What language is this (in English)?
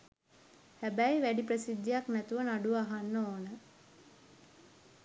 Sinhala